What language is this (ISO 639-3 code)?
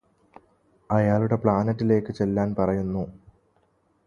mal